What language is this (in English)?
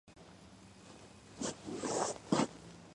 Georgian